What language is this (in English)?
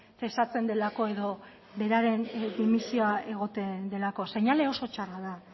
Basque